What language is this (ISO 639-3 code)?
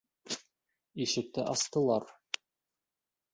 bak